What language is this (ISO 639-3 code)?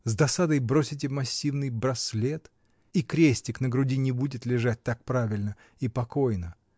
rus